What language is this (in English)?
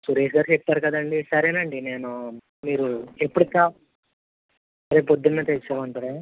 Telugu